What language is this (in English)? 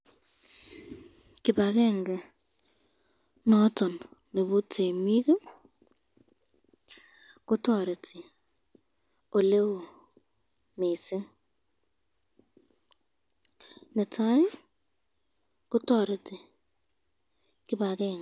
Kalenjin